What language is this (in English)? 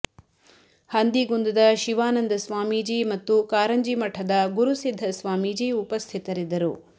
Kannada